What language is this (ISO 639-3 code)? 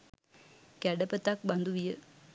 sin